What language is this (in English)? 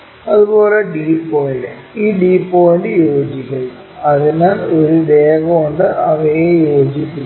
Malayalam